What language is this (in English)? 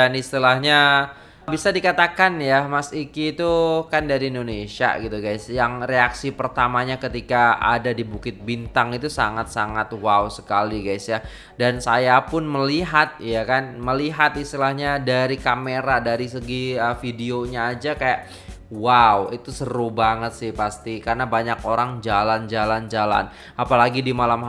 Indonesian